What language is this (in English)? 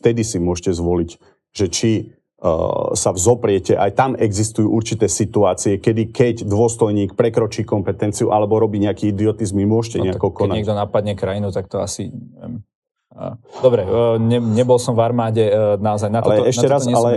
Slovak